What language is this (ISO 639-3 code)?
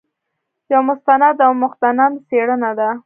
pus